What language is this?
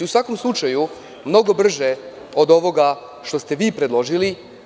Serbian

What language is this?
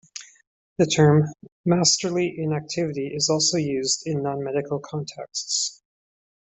English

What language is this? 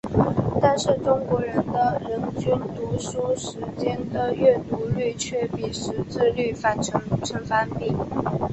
Chinese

